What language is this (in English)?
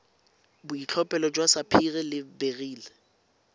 Tswana